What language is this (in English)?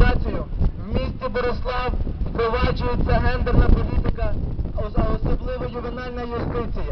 Ukrainian